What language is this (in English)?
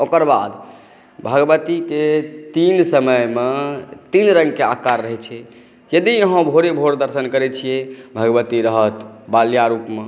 Maithili